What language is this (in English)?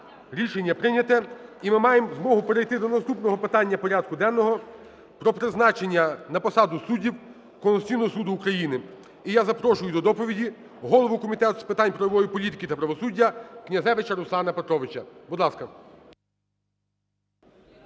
Ukrainian